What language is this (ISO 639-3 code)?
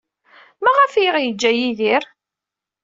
kab